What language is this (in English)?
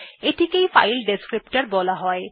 Bangla